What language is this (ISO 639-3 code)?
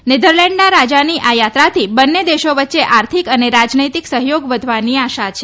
guj